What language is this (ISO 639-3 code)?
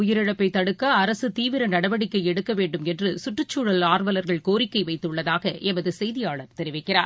tam